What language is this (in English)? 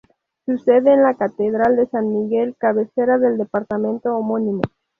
Spanish